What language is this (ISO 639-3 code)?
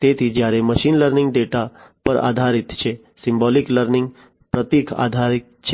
guj